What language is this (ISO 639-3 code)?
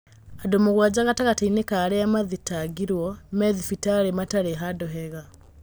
kik